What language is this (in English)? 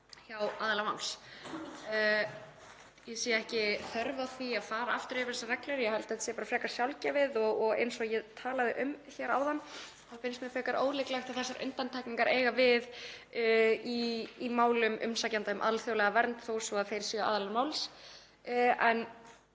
Icelandic